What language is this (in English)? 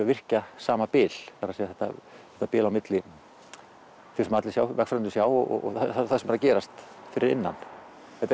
Icelandic